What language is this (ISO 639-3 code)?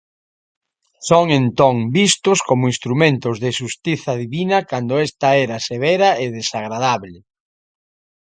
glg